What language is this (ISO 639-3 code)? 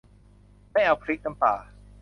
tha